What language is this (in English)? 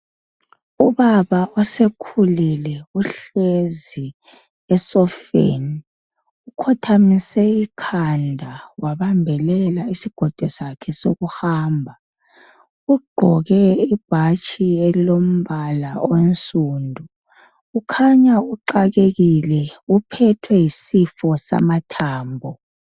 North Ndebele